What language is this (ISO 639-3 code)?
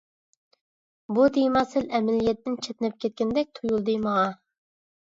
uig